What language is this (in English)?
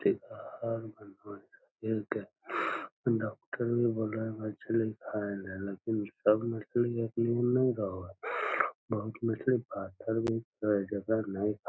Magahi